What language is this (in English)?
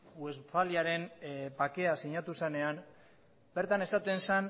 Basque